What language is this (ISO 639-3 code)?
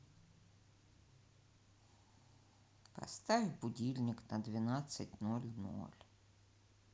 rus